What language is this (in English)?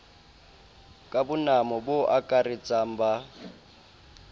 Southern Sotho